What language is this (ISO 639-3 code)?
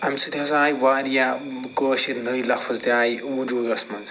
kas